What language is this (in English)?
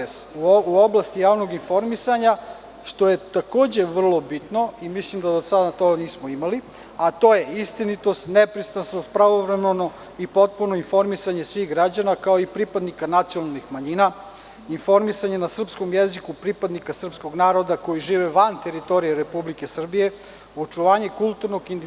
Serbian